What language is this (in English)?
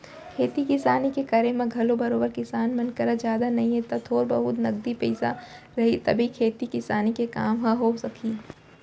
Chhattisgarhi